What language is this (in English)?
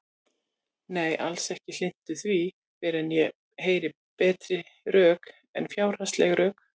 Icelandic